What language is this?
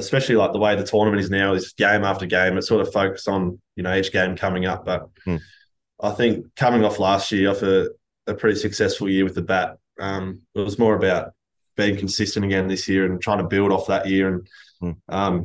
English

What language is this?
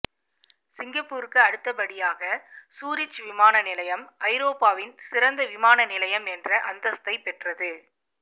Tamil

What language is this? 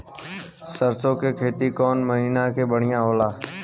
Bhojpuri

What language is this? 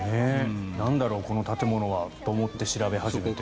Japanese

